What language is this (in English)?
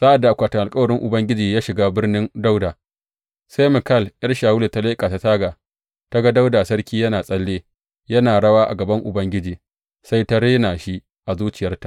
Hausa